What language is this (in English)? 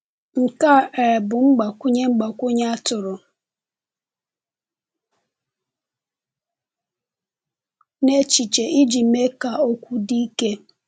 Igbo